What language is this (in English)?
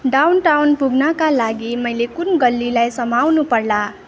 Nepali